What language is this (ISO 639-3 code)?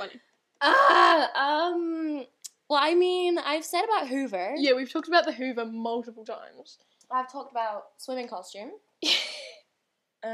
eng